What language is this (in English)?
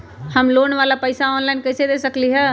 Magahi